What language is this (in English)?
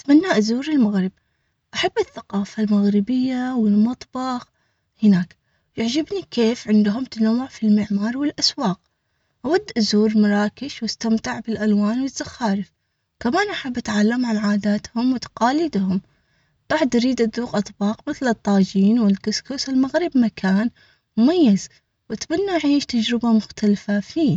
Omani Arabic